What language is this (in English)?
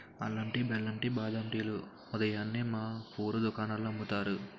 Telugu